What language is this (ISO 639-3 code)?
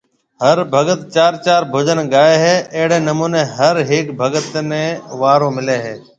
mve